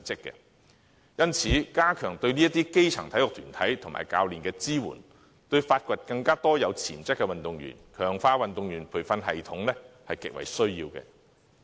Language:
Cantonese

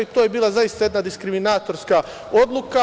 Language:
Serbian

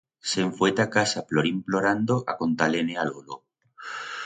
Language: Aragonese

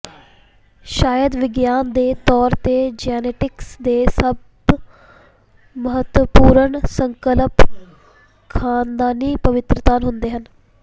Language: Punjabi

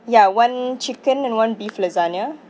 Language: English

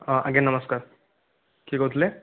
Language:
Odia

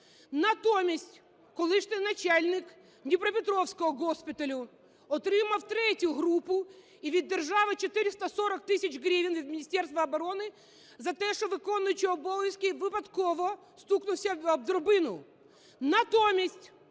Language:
Ukrainian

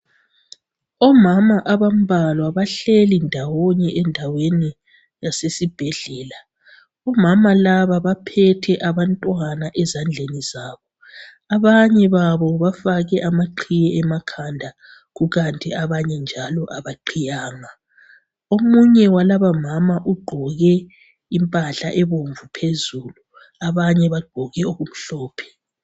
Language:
North Ndebele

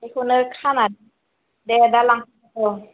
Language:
Bodo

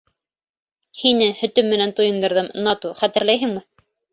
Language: Bashkir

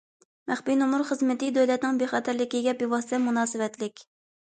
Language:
Uyghur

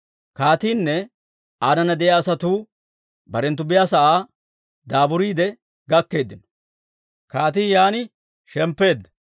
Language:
Dawro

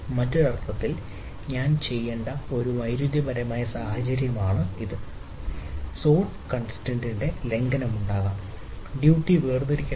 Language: Malayalam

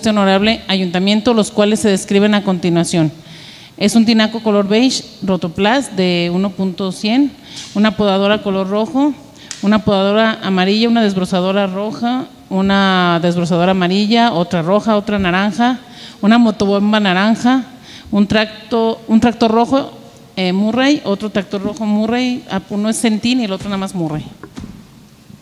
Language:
Spanish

